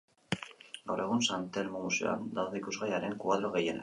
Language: Basque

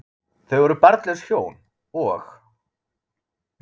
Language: Icelandic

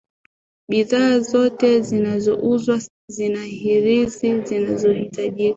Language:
Swahili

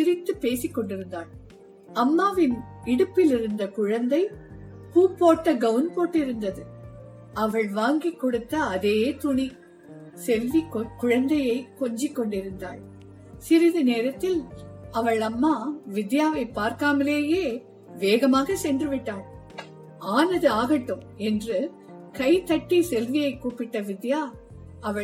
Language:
Tamil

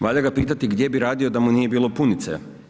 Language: Croatian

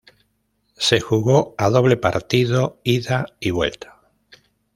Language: Spanish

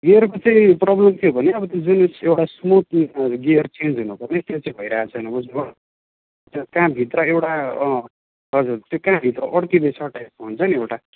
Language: Nepali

